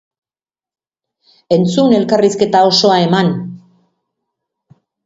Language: Basque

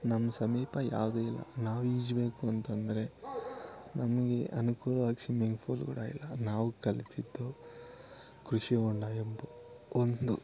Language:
Kannada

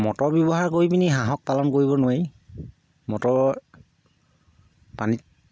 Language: Assamese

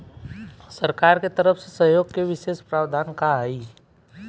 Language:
Bhojpuri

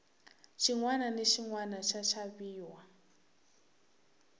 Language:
Tsonga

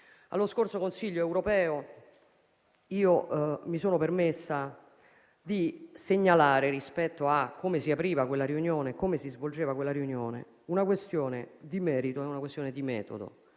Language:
Italian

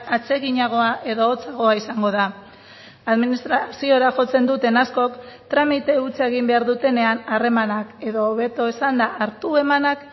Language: Basque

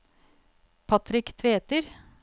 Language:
Norwegian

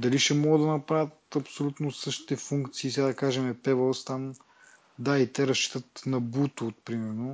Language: Bulgarian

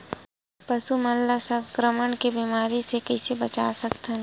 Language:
Chhattisgarhi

